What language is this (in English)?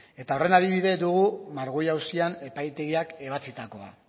Basque